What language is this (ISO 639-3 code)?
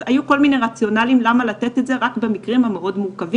heb